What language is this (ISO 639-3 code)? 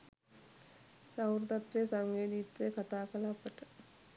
sin